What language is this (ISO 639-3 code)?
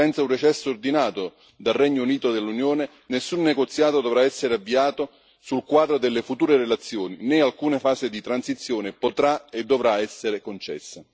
ita